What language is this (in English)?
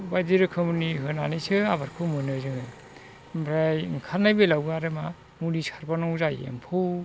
Bodo